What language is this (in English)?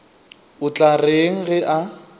Northern Sotho